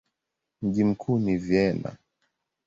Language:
Swahili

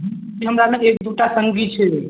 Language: Maithili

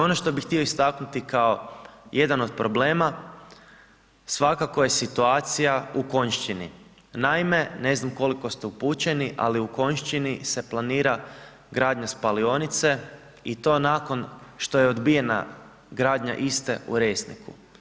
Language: Croatian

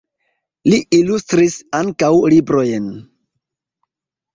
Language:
Esperanto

